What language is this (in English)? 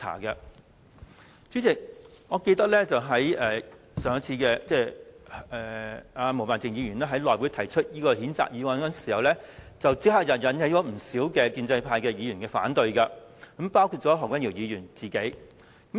Cantonese